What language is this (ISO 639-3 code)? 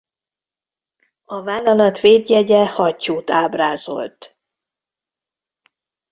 hun